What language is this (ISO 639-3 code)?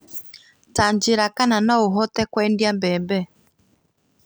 kik